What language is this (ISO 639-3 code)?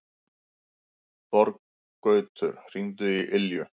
isl